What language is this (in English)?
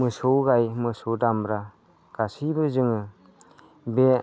Bodo